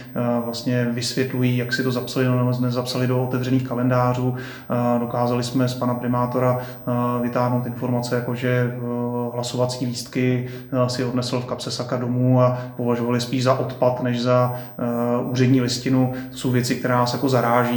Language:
Czech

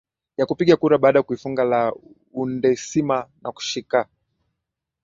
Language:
Swahili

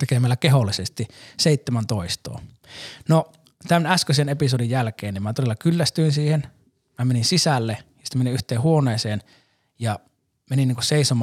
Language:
Finnish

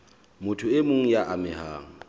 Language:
Southern Sotho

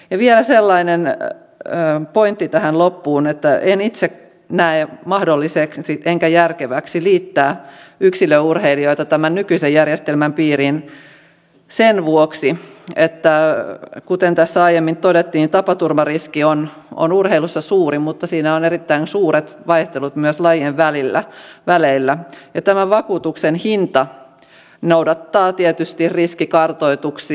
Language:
Finnish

